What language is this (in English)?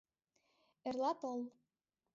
Mari